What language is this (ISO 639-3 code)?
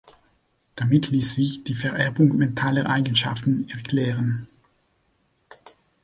deu